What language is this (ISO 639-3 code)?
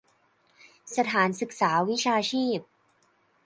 tha